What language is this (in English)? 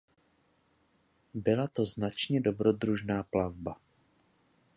Czech